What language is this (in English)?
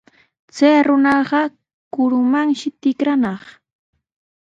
Sihuas Ancash Quechua